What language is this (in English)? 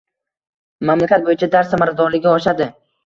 Uzbek